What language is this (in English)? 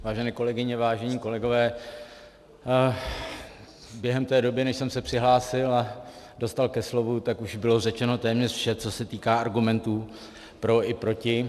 Czech